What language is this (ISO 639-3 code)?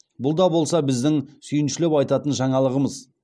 kaz